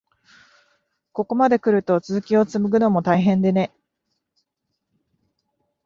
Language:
Japanese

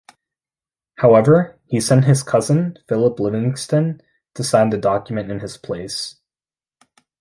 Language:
English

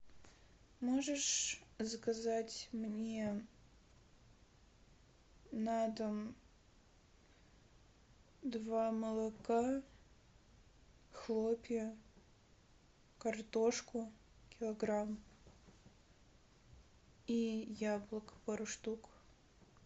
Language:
Russian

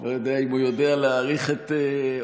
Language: Hebrew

